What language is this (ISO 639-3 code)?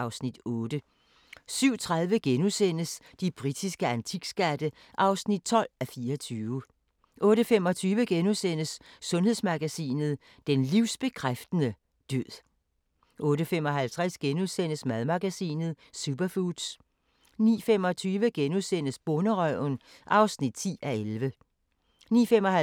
dan